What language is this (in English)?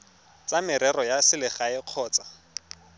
Tswana